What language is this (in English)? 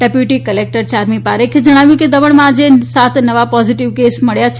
Gujarati